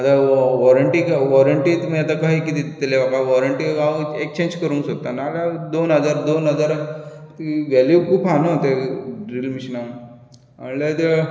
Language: Konkani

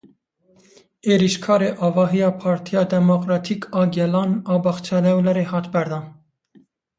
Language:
Kurdish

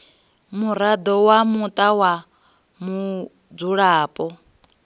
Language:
Venda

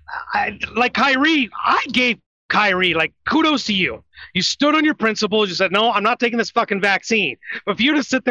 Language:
English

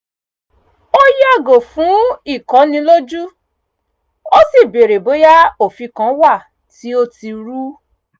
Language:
Yoruba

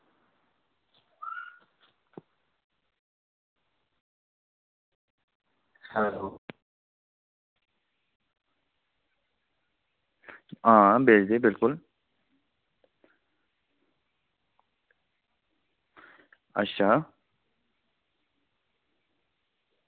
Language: Dogri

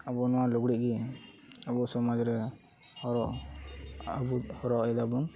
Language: Santali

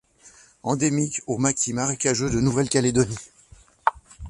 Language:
French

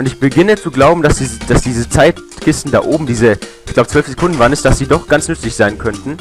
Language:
German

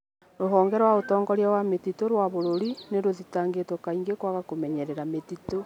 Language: Kikuyu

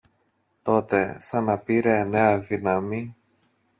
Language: Greek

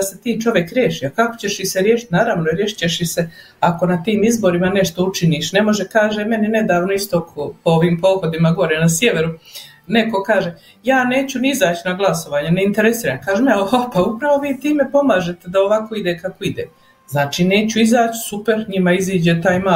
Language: Croatian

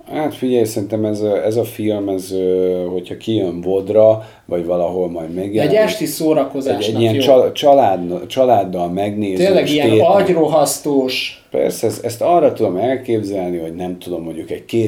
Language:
Hungarian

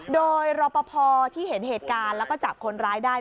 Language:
Thai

